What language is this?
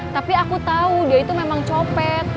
Indonesian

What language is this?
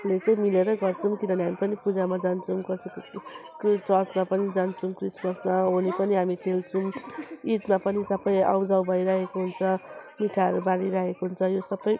Nepali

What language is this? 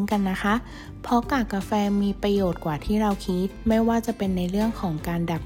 Thai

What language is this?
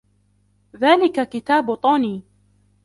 Arabic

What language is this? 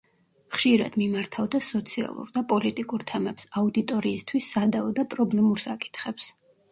Georgian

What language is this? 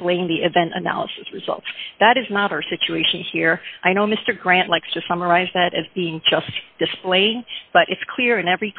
English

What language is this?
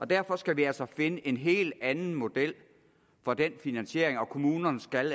Danish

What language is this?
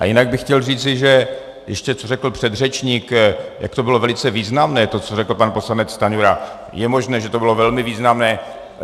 Czech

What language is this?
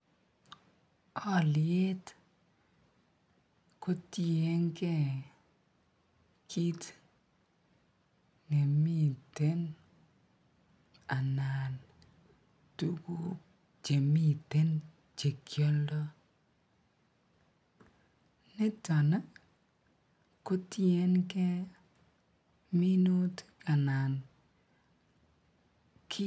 Kalenjin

